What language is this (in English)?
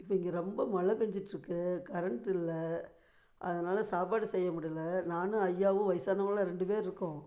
Tamil